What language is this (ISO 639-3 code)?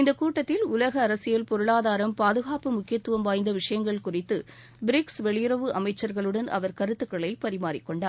tam